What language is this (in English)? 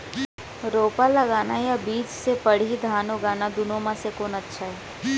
Chhattisgarhi